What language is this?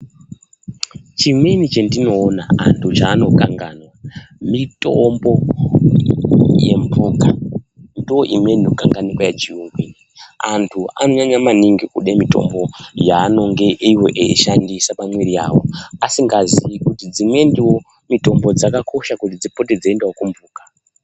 Ndau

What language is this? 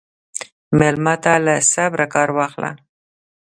Pashto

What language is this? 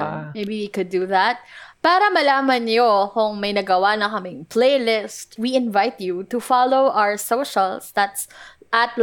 Filipino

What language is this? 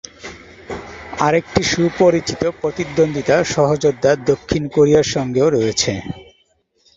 Bangla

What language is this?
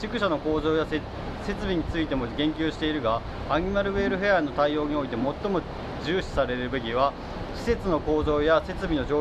Japanese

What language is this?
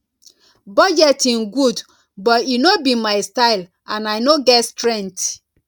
Nigerian Pidgin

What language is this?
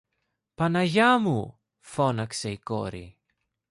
Greek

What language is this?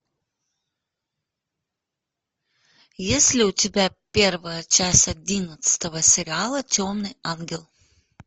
Russian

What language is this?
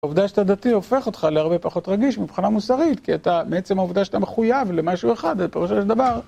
Hebrew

